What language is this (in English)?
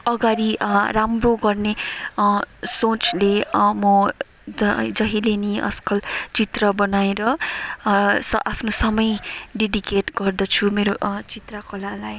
Nepali